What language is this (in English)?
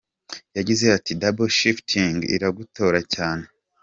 Kinyarwanda